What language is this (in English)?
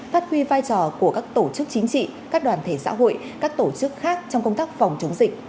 Vietnamese